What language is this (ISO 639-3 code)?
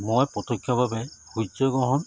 asm